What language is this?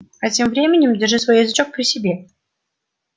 Russian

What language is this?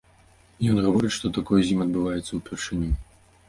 Belarusian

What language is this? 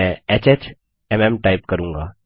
Hindi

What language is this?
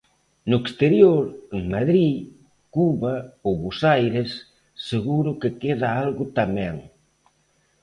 Galician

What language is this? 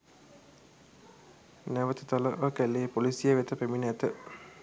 Sinhala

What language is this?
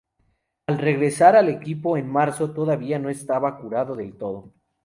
Spanish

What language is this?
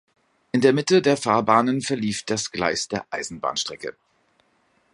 German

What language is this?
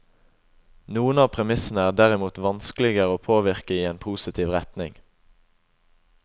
Norwegian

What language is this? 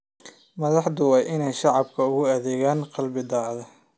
Somali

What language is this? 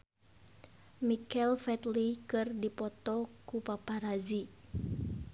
Sundanese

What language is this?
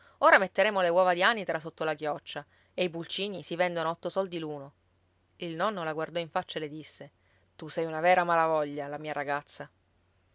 Italian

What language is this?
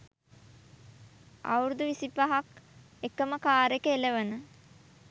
Sinhala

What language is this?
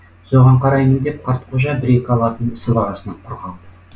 Kazakh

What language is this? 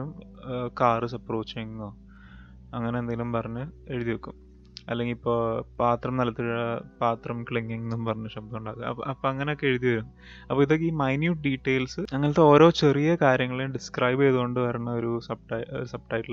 Malayalam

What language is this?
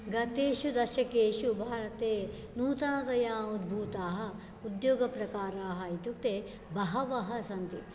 Sanskrit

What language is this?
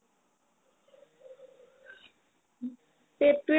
Assamese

